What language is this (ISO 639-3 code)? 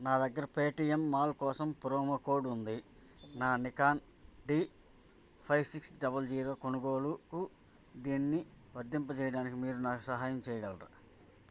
tel